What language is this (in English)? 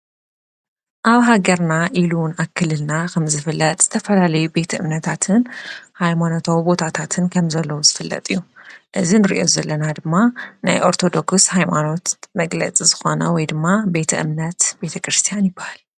Tigrinya